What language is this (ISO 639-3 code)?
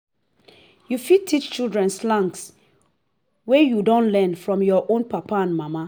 pcm